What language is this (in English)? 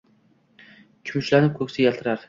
Uzbek